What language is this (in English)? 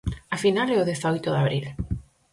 Galician